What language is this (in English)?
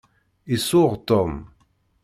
Kabyle